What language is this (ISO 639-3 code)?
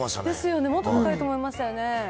jpn